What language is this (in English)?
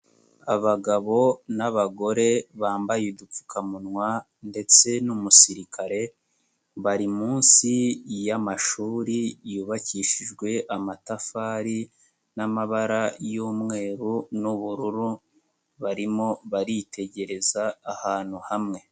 Kinyarwanda